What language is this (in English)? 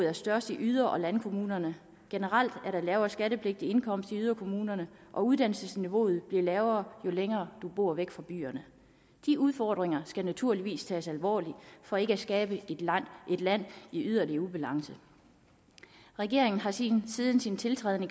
Danish